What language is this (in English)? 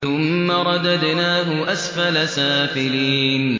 Arabic